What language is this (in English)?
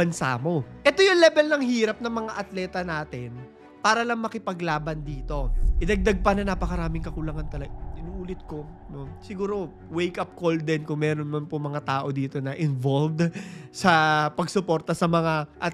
Filipino